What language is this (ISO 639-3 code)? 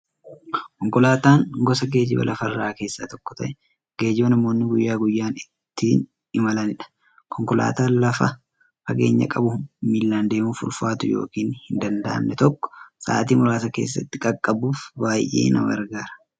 orm